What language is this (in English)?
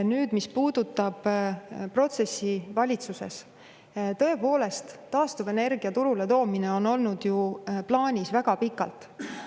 Estonian